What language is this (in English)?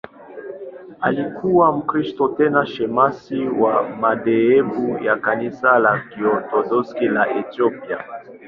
Swahili